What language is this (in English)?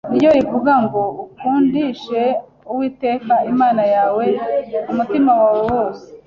Kinyarwanda